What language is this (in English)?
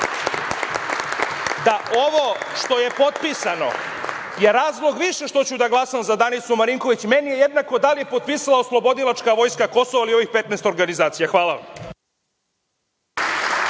Serbian